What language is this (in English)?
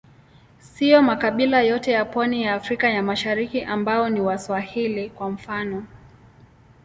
Swahili